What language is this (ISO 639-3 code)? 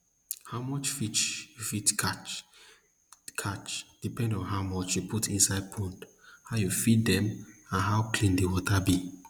pcm